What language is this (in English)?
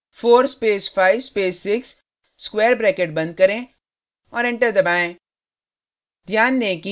Hindi